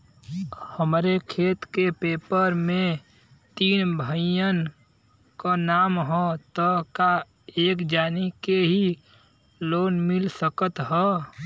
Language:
Bhojpuri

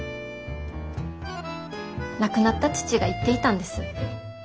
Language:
Japanese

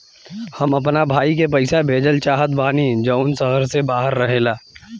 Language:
Bhojpuri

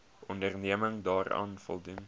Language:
Afrikaans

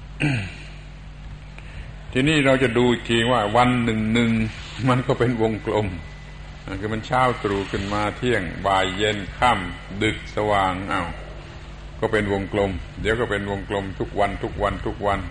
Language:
Thai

